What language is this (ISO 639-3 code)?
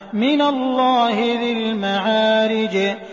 ara